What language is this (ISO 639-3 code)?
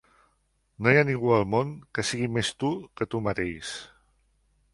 cat